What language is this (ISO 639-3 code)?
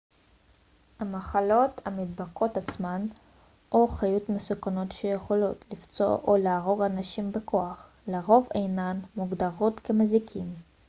heb